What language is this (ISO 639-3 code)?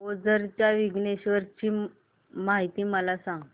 mar